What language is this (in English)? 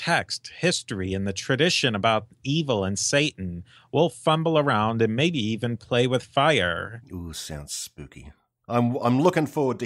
English